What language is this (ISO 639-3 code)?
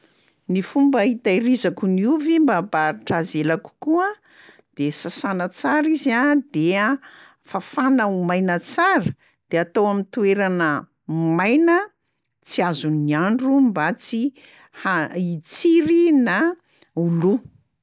mlg